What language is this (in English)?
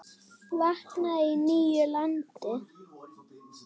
Icelandic